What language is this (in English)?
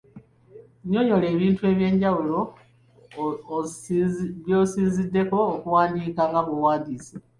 Ganda